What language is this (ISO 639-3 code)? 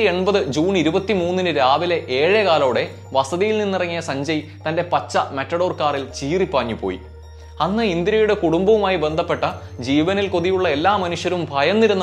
mal